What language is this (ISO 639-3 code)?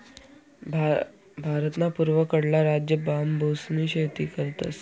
mar